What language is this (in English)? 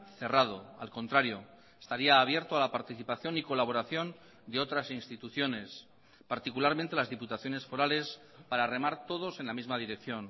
Spanish